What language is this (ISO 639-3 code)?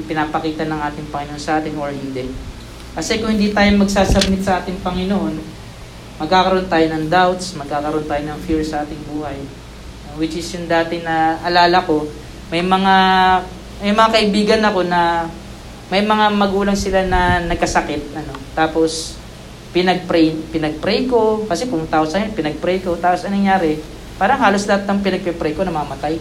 fil